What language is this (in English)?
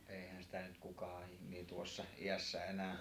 Finnish